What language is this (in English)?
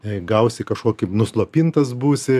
Lithuanian